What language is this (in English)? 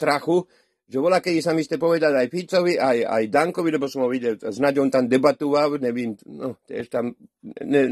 Slovak